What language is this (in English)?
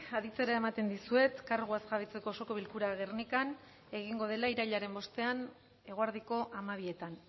Basque